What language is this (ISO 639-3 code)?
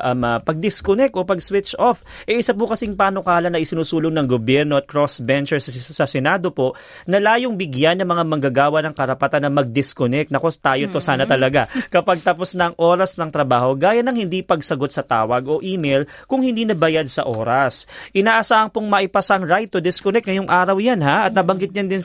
fil